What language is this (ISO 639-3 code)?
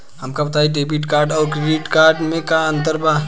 bho